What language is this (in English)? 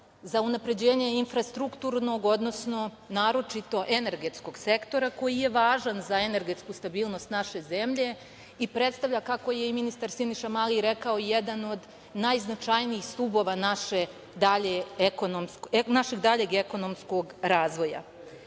Serbian